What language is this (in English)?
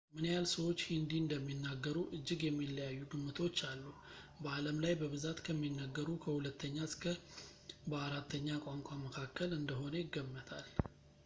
Amharic